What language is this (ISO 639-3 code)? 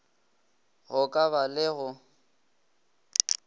nso